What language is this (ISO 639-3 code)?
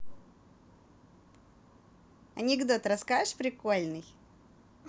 rus